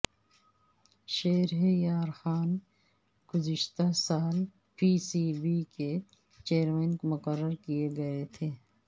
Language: Urdu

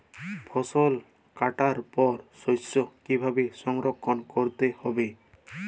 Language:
Bangla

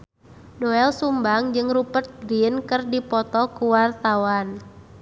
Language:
Sundanese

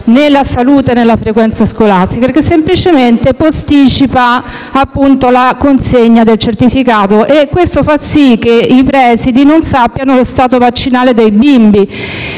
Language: Italian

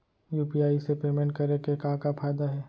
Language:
Chhattisgarhi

